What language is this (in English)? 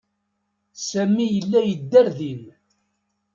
Kabyle